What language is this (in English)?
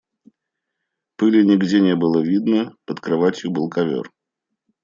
Russian